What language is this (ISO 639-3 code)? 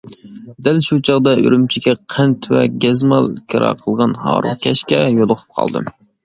uig